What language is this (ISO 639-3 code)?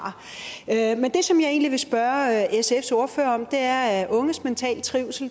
dan